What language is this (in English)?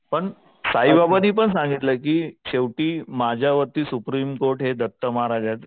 Marathi